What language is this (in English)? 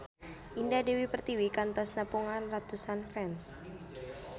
Sundanese